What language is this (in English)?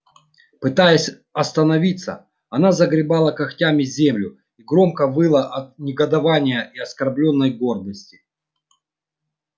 Russian